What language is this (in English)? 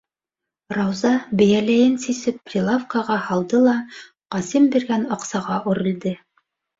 Bashkir